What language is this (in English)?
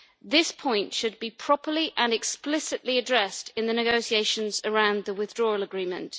English